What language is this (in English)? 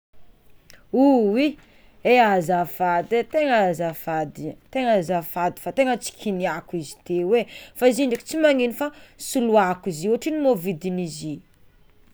Tsimihety Malagasy